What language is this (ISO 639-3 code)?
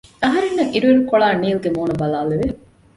div